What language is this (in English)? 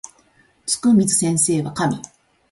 Japanese